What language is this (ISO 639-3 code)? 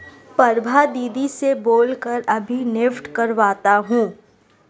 hin